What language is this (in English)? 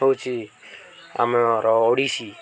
Odia